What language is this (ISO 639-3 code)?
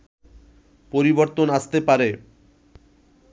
ben